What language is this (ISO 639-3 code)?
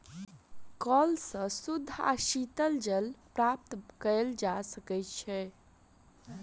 mai